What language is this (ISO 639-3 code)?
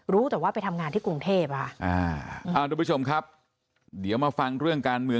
tha